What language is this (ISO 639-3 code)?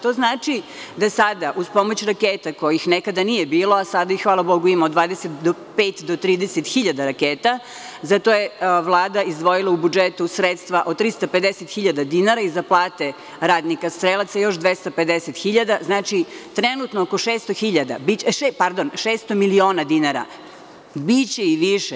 srp